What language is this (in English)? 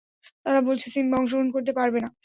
Bangla